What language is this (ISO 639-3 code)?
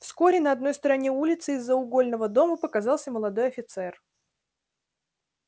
rus